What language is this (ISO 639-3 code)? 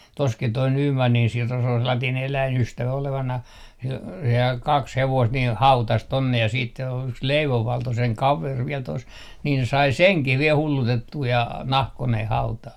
fin